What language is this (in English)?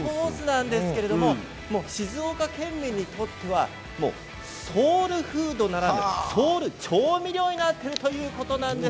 Japanese